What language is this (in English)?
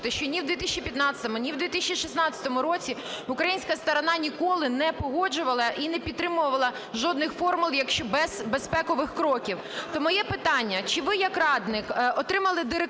Ukrainian